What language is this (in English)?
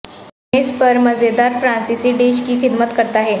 Urdu